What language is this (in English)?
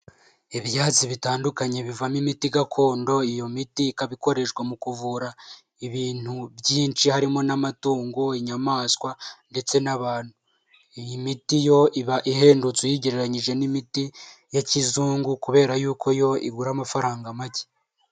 Kinyarwanda